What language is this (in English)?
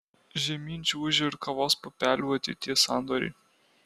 Lithuanian